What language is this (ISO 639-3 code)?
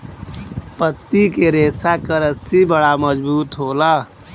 bho